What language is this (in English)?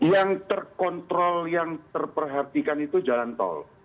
Indonesian